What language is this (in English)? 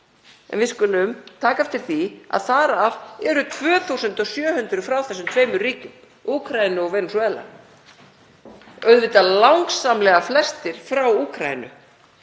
Icelandic